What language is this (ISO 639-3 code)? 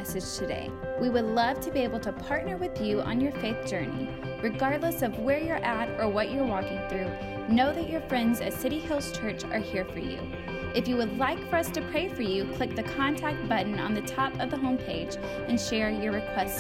eng